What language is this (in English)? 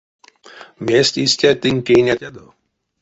Erzya